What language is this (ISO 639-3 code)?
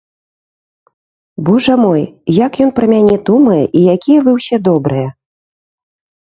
bel